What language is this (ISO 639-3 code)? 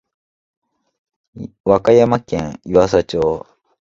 jpn